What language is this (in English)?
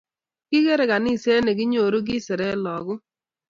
Kalenjin